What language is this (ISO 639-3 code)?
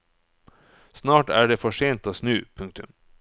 nor